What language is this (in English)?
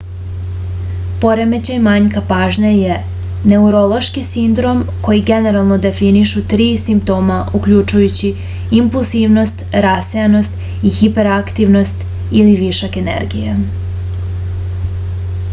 Serbian